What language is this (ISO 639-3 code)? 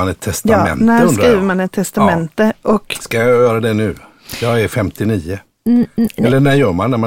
swe